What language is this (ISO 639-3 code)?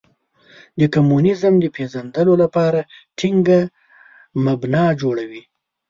pus